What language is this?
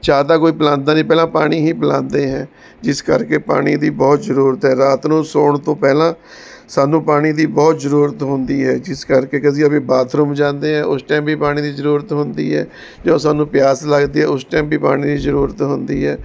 Punjabi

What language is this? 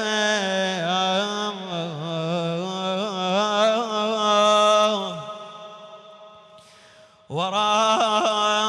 Arabic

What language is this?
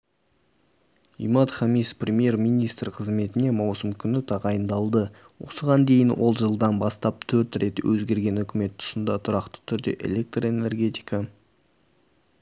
Kazakh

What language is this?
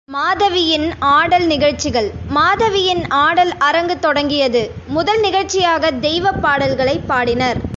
Tamil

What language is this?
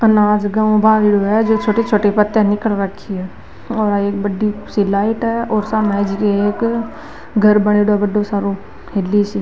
Marwari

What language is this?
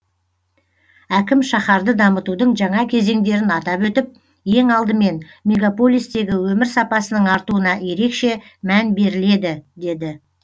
Kazakh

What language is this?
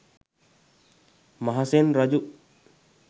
Sinhala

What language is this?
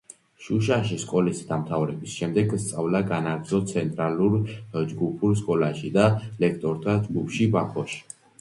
Georgian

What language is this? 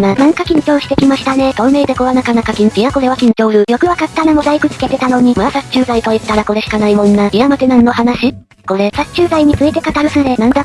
Japanese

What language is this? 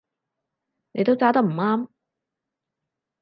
Cantonese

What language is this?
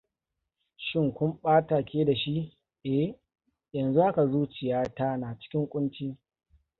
Hausa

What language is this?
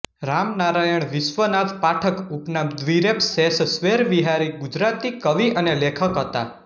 Gujarati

